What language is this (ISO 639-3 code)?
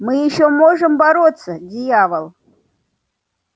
rus